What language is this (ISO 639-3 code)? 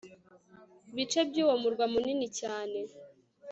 kin